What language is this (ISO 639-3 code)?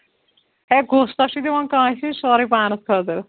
kas